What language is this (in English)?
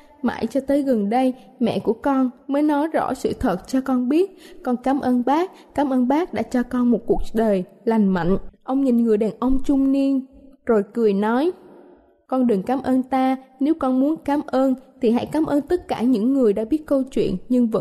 Vietnamese